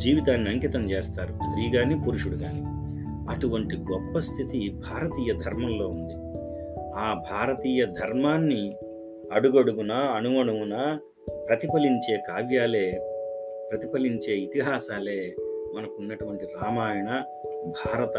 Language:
Telugu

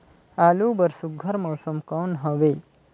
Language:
Chhattisgarhi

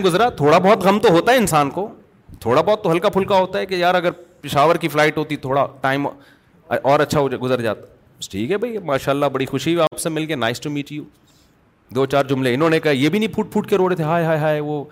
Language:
Urdu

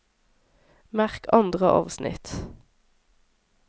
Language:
Norwegian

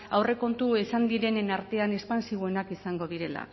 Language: Basque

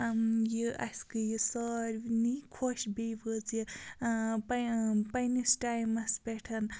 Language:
Kashmiri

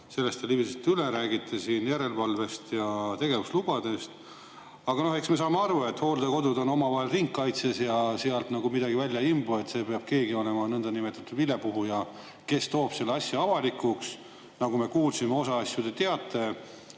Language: Estonian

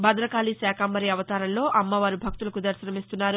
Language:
Telugu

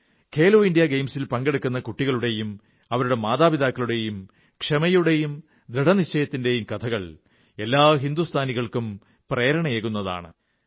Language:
Malayalam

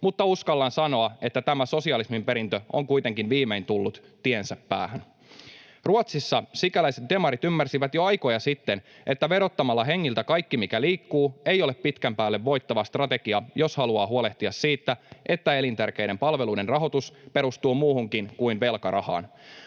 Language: Finnish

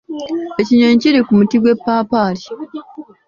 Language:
Ganda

